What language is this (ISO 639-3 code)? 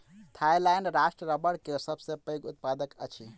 mai